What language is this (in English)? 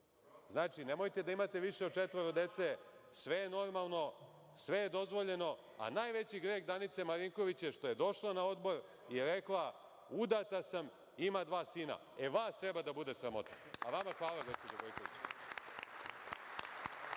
Serbian